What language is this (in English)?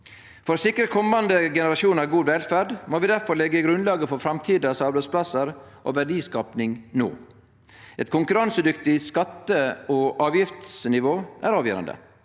Norwegian